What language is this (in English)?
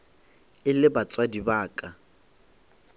Northern Sotho